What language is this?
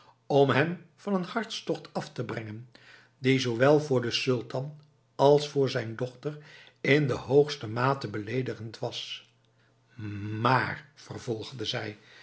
Dutch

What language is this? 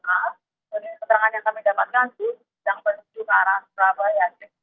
Indonesian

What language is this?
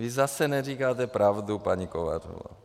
Czech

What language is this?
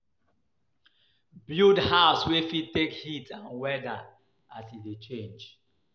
Nigerian Pidgin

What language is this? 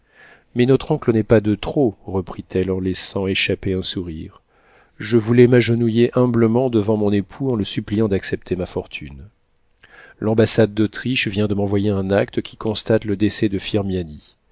French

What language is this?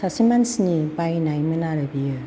Bodo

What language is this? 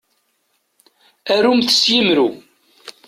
Kabyle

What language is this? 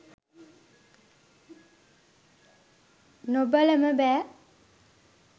Sinhala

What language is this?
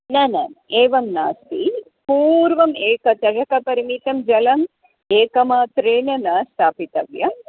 Sanskrit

